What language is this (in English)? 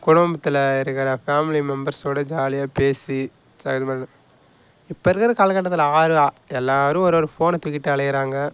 Tamil